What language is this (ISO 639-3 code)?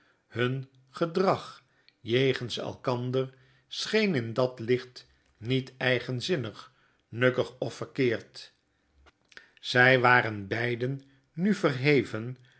nld